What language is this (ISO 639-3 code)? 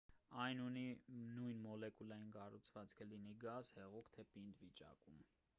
hye